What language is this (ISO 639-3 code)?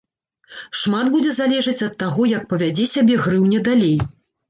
bel